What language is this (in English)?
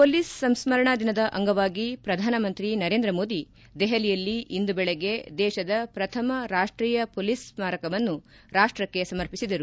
Kannada